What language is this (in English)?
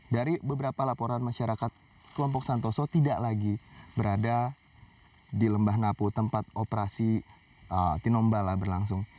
Indonesian